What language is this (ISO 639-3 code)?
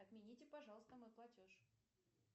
rus